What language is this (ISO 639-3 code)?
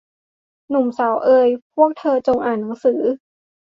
tha